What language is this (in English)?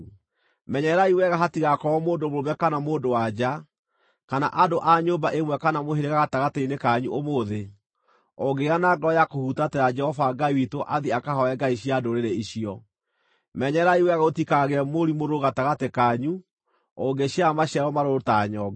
Kikuyu